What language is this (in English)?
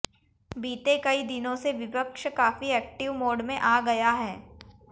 Hindi